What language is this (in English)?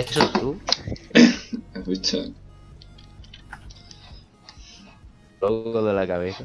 Spanish